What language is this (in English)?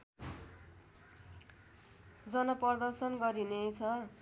Nepali